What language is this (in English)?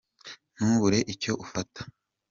Kinyarwanda